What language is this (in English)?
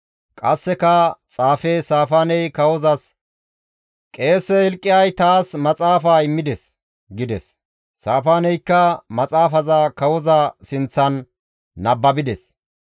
Gamo